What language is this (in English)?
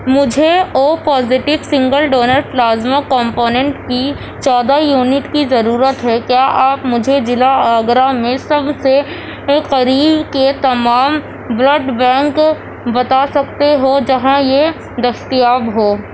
Urdu